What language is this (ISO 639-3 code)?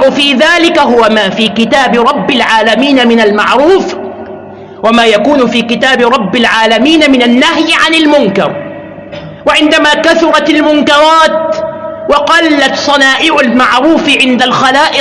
ara